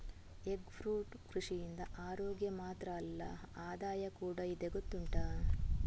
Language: Kannada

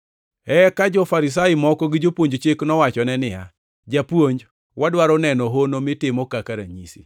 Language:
Luo (Kenya and Tanzania)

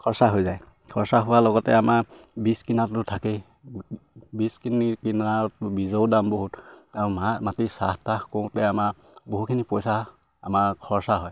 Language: Assamese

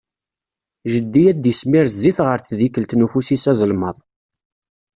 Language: Kabyle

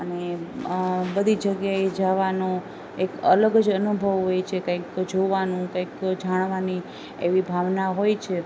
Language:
Gujarati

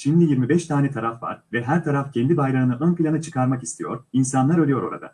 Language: Turkish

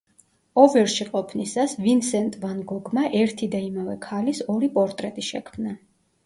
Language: Georgian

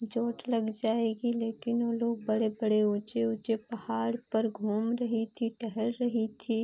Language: Hindi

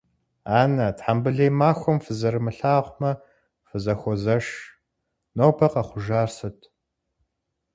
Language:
Kabardian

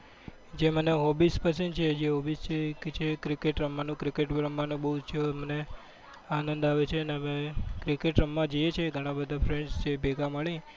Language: Gujarati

